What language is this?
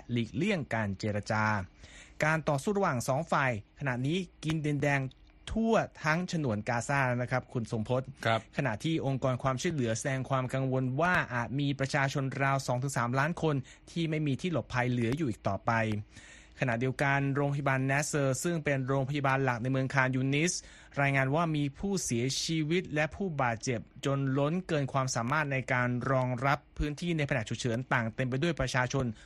Thai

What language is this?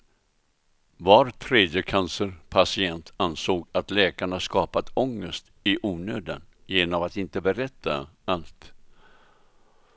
Swedish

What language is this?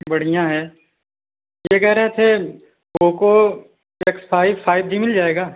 Hindi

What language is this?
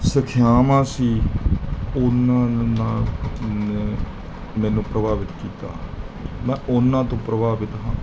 Punjabi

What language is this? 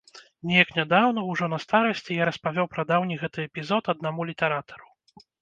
Belarusian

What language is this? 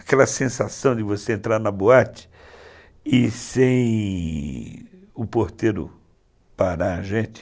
Portuguese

